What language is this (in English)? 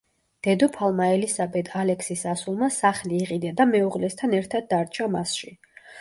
Georgian